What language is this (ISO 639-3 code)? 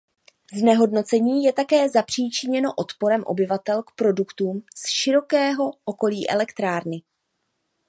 ces